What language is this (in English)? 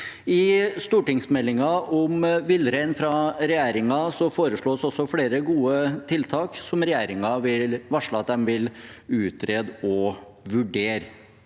Norwegian